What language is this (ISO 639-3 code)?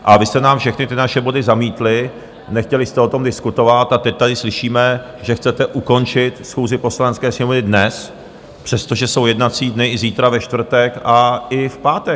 ces